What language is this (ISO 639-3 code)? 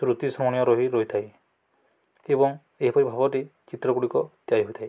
ori